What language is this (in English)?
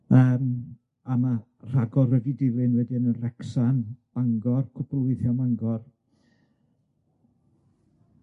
Welsh